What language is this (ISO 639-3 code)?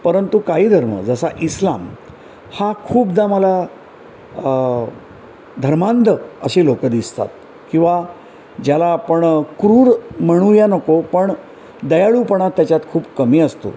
mar